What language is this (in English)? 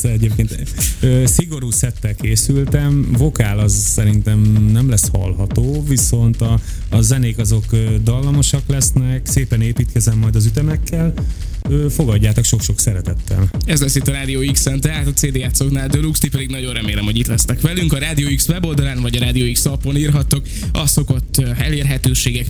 Hungarian